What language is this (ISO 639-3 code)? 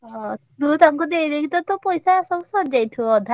ori